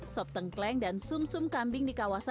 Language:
Indonesian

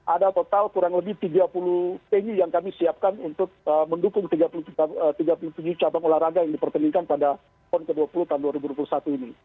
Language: Indonesian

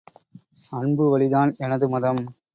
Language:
Tamil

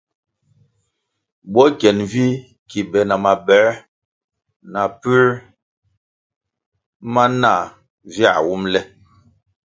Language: Kwasio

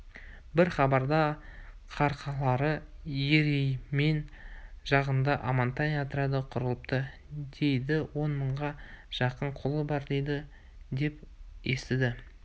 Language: Kazakh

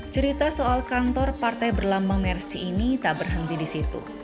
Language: Indonesian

